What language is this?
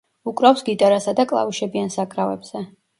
Georgian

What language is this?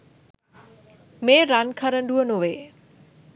Sinhala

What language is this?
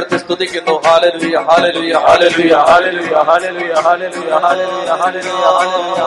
Malayalam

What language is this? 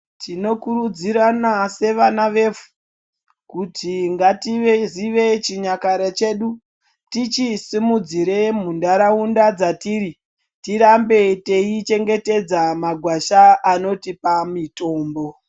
Ndau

